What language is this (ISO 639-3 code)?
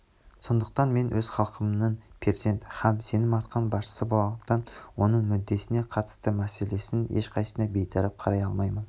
kaz